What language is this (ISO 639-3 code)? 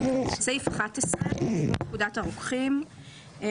heb